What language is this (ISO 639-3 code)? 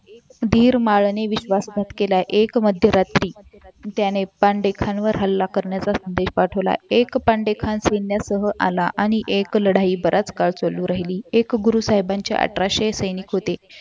mar